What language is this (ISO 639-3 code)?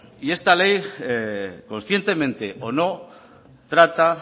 spa